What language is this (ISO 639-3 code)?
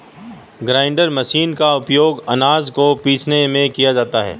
hin